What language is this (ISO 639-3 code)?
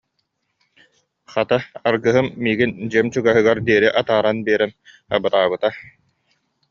sah